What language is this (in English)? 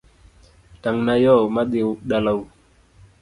Luo (Kenya and Tanzania)